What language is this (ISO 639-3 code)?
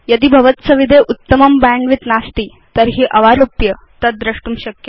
san